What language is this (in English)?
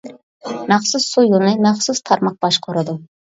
Uyghur